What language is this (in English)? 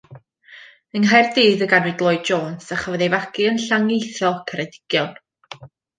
Welsh